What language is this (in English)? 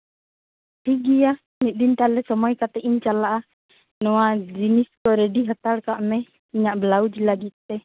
Santali